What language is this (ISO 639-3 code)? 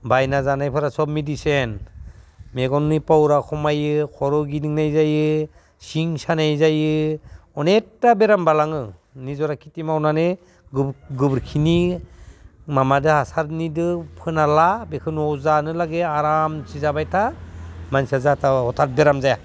brx